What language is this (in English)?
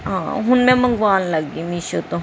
Punjabi